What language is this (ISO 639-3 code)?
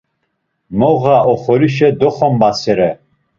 lzz